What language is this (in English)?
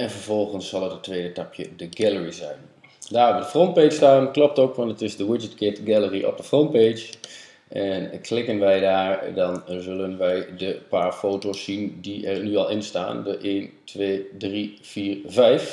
Dutch